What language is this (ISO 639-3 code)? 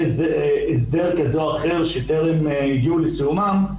heb